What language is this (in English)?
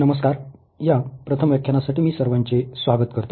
Marathi